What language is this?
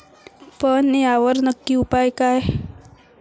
Marathi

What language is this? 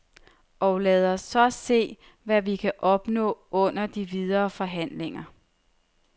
Danish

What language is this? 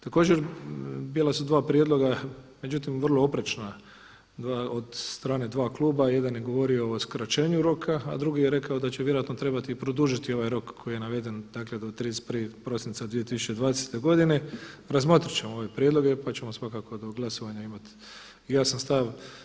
Croatian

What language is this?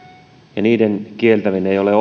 Finnish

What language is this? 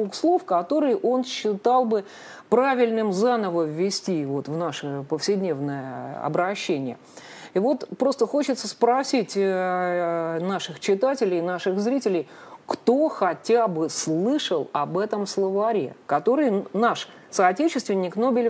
Russian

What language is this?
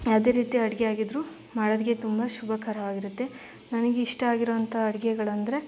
Kannada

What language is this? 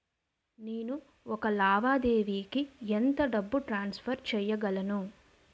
Telugu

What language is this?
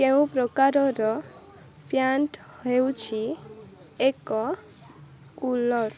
Odia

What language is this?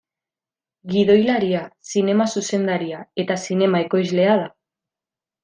Basque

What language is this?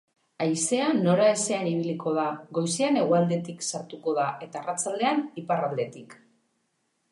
Basque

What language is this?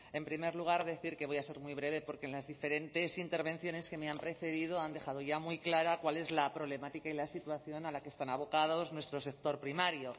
Spanish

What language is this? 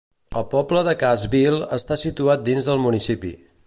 Catalan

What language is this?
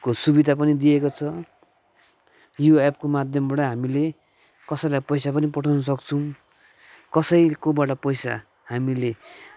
Nepali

